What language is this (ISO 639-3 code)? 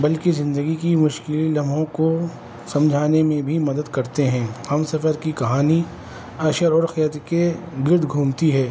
urd